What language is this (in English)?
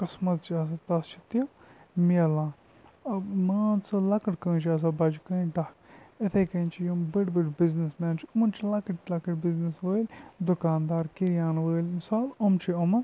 Kashmiri